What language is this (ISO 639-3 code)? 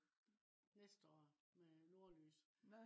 dan